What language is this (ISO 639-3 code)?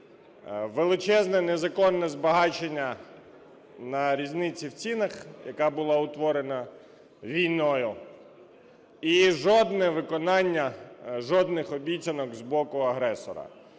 ukr